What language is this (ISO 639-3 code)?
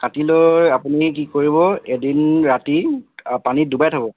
asm